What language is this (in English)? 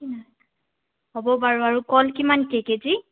Assamese